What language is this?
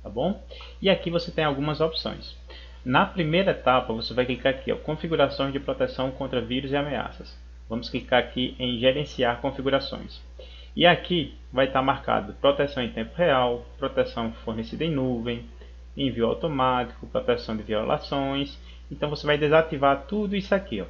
Portuguese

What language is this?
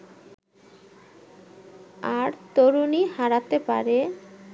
Bangla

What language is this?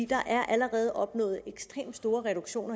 Danish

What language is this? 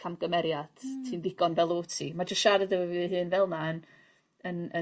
Welsh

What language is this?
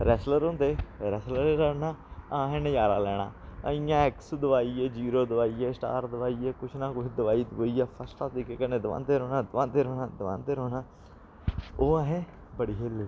Dogri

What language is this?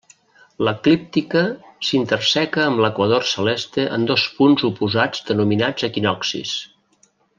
Catalan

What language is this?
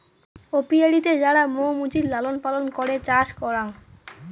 Bangla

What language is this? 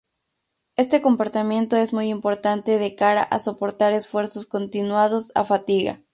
Spanish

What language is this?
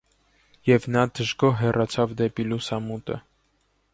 Armenian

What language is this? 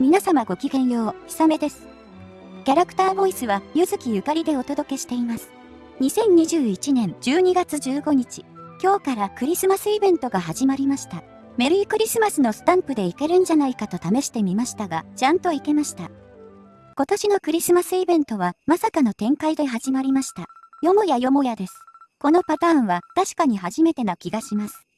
Japanese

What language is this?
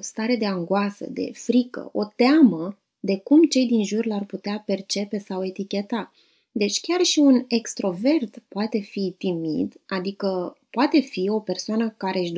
Romanian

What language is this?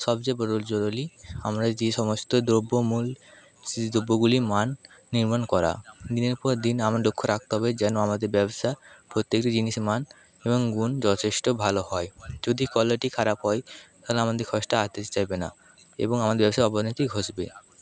Bangla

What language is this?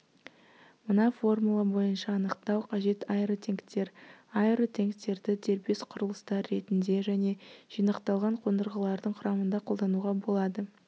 Kazakh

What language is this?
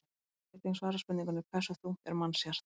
Icelandic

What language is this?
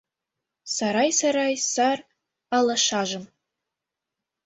Mari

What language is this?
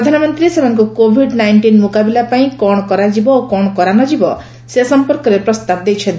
Odia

